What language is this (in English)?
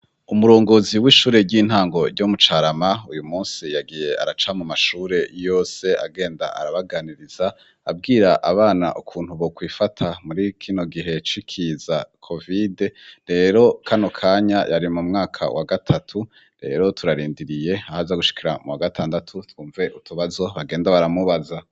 Rundi